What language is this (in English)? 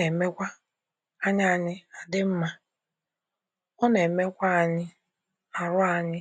Igbo